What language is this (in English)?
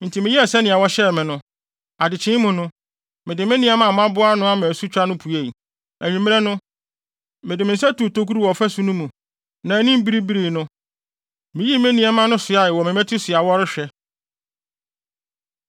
Akan